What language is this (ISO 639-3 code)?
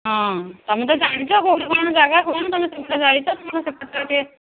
ori